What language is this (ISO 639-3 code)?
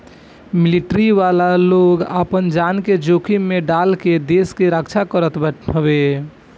bho